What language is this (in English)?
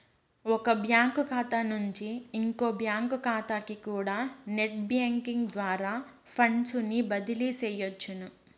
Telugu